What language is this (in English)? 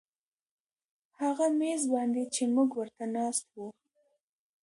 Pashto